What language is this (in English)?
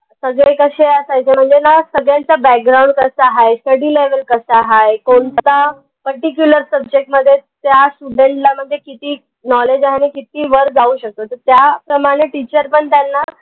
Marathi